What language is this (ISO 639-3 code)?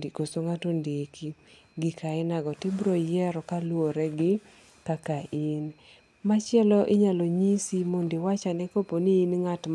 luo